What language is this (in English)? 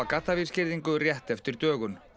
Icelandic